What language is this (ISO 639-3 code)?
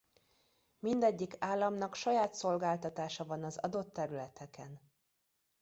hun